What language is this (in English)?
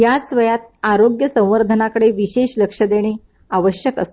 Marathi